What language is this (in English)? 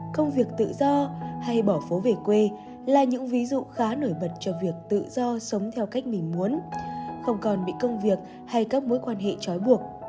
Vietnamese